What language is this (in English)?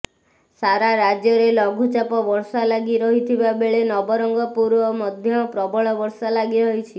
Odia